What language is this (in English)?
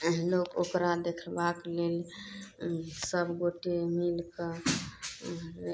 Maithili